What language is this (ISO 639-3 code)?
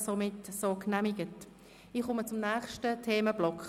gsw